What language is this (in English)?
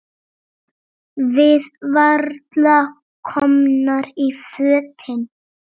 Icelandic